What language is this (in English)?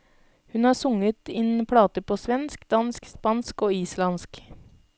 Norwegian